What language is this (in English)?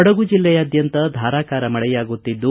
Kannada